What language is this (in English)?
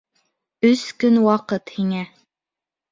Bashkir